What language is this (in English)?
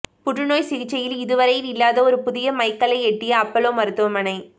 Tamil